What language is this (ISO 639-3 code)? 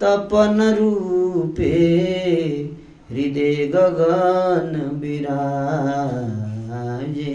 hin